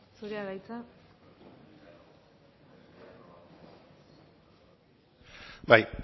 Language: Basque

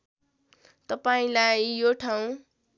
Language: Nepali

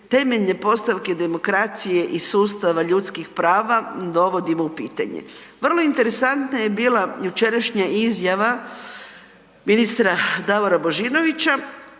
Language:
Croatian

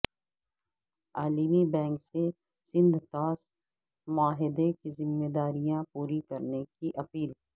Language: Urdu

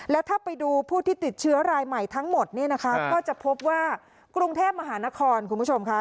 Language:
Thai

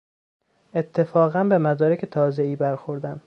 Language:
Persian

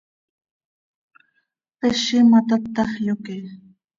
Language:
Seri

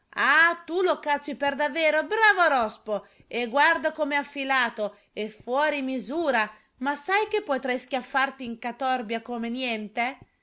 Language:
Italian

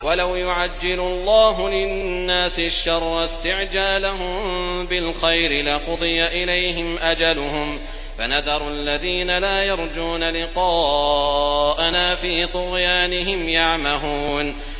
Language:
Arabic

